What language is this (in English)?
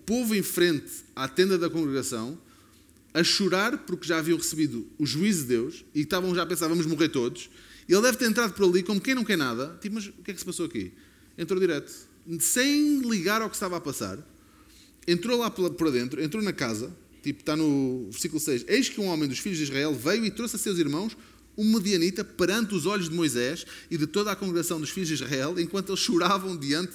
Portuguese